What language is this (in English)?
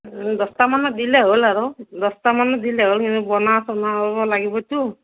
Assamese